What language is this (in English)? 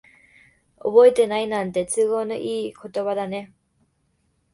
Japanese